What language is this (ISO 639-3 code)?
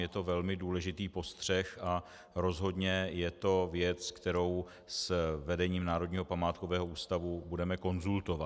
ces